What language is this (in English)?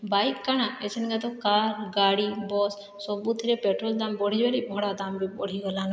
Odia